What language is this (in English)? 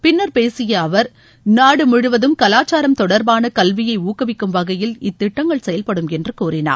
Tamil